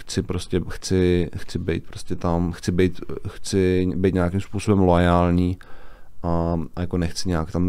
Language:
Czech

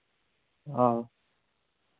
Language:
Dogri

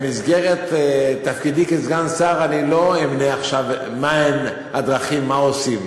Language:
Hebrew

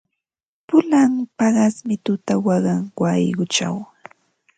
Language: Ambo-Pasco Quechua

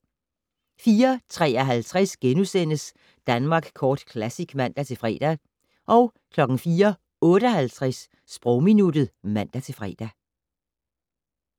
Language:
Danish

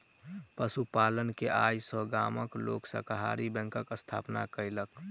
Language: Maithili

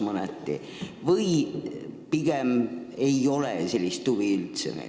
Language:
Estonian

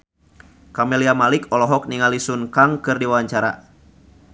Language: Sundanese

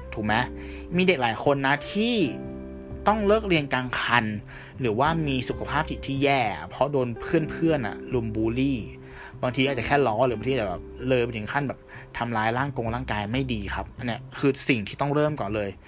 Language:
Thai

